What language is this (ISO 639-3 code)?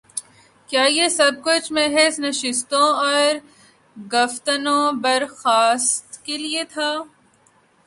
urd